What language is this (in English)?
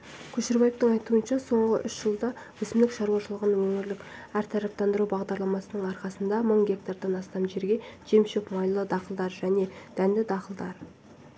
Kazakh